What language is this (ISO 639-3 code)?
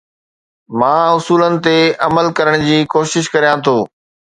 snd